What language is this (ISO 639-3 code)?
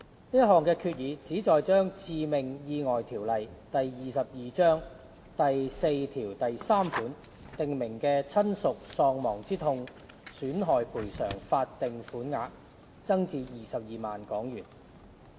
yue